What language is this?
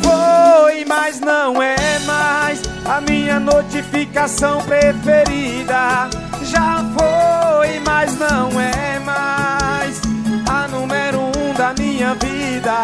Portuguese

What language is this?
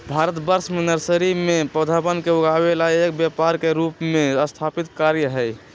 Magahi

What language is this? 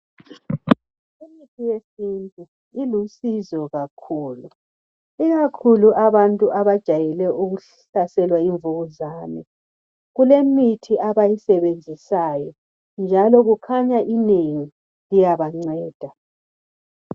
North Ndebele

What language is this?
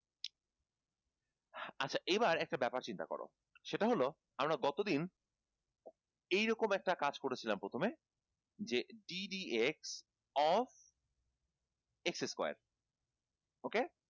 Bangla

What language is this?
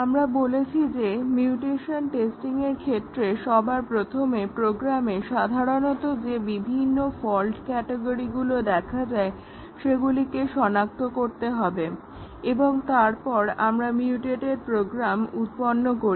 Bangla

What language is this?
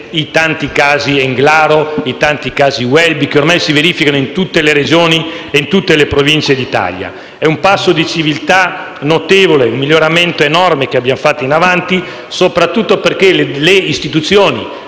Italian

